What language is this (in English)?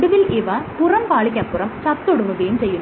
Malayalam